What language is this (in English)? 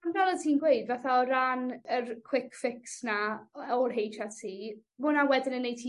Welsh